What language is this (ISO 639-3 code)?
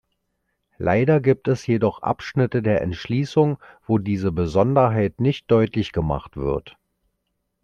deu